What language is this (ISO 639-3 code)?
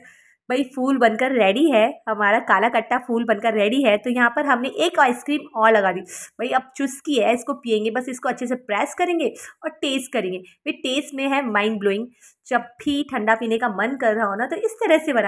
hin